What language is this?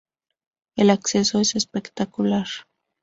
Spanish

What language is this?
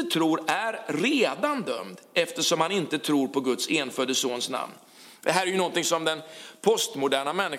Swedish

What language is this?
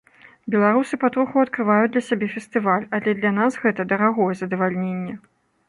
Belarusian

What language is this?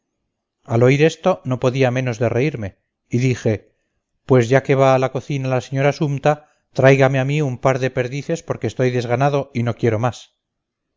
Spanish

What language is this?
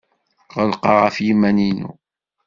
Kabyle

